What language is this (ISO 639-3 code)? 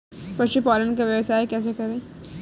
hin